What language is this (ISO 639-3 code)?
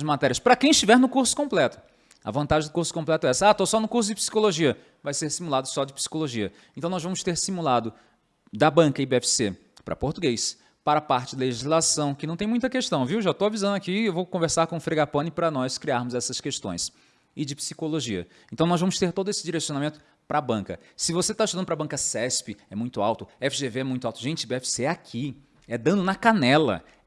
por